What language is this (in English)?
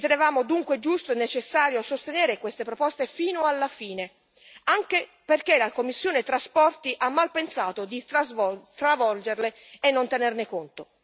Italian